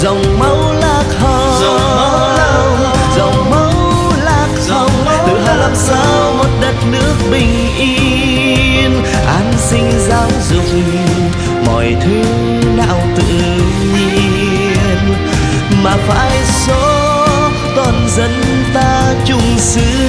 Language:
Vietnamese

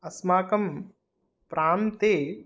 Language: Sanskrit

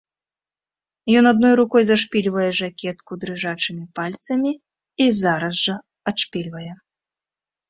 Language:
Belarusian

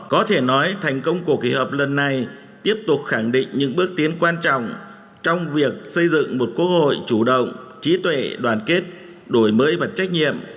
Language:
Vietnamese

